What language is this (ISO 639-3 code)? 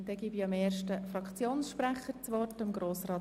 gsw